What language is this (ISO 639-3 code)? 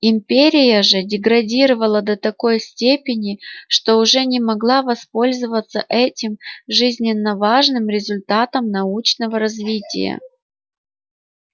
rus